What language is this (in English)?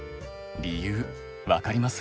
Japanese